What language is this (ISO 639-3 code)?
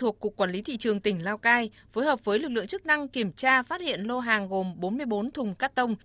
vie